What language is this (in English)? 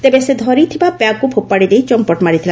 Odia